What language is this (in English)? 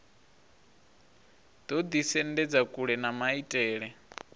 Venda